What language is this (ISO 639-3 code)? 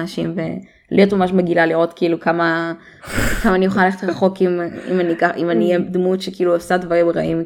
heb